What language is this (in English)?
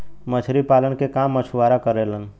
Bhojpuri